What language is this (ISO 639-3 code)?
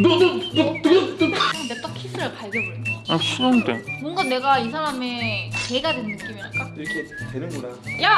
kor